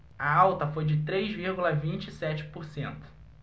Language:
Portuguese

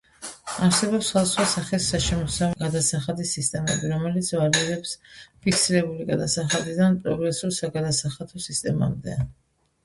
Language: Georgian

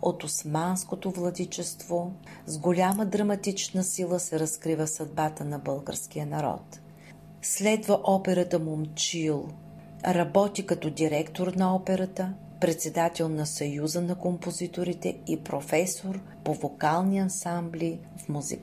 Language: Bulgarian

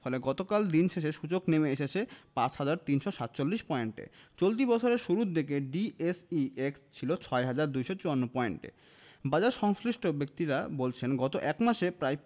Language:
Bangla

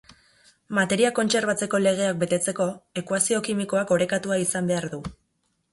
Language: Basque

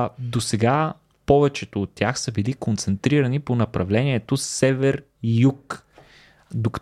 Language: Bulgarian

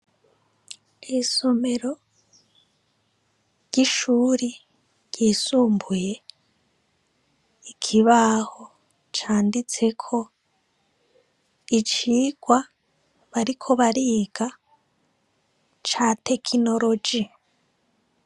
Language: Rundi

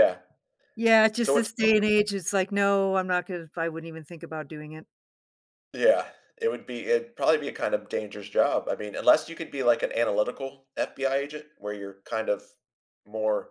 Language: English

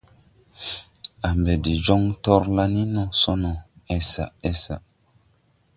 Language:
Tupuri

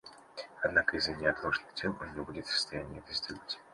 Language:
Russian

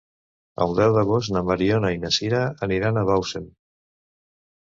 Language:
Catalan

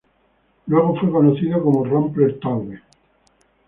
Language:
Spanish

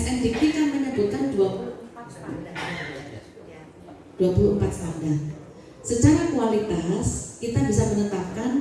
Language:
Indonesian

